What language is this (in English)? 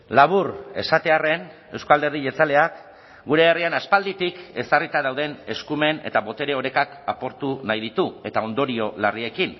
Basque